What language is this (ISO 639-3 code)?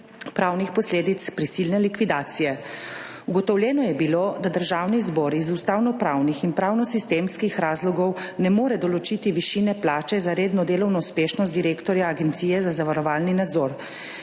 slv